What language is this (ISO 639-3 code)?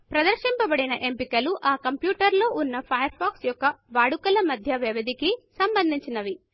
tel